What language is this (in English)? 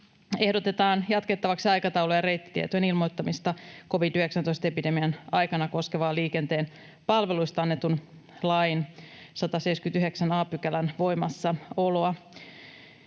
Finnish